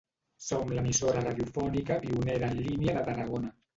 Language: Catalan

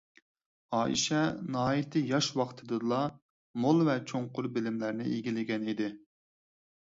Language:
Uyghur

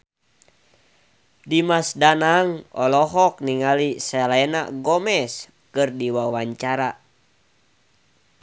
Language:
Sundanese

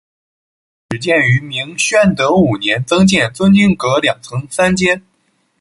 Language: Chinese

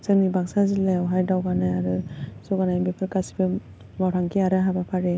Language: Bodo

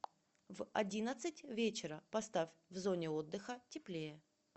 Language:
Russian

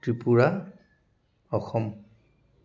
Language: Assamese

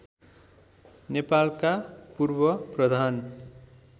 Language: Nepali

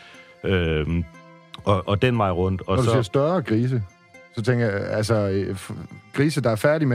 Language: Danish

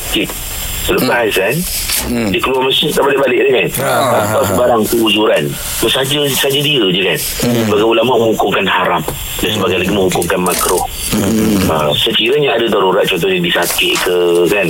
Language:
Malay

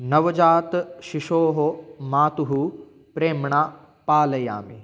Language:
Sanskrit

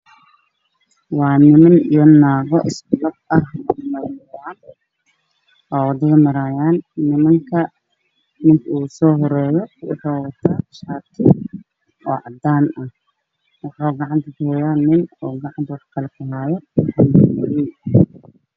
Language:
Somali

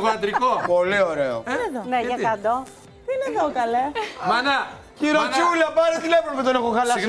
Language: Greek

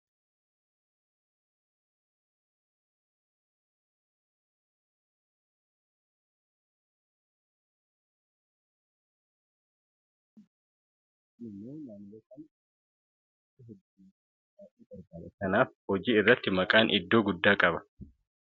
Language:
Oromo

